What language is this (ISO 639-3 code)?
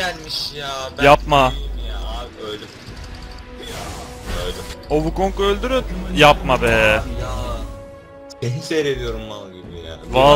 tur